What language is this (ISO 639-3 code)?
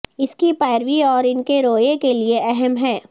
urd